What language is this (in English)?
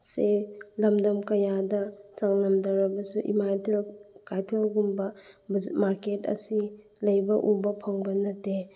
Manipuri